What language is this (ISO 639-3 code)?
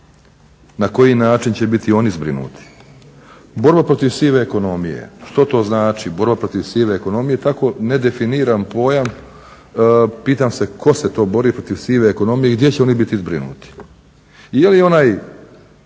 hrv